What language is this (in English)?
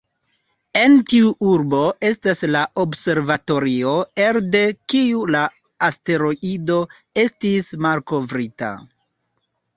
Esperanto